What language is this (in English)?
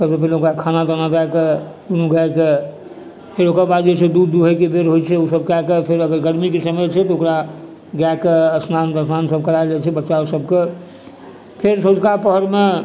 Maithili